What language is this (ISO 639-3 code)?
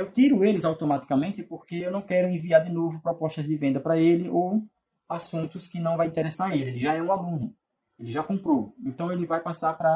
por